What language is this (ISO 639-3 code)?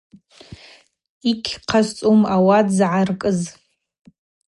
abq